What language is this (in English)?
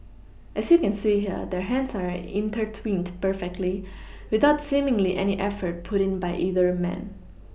English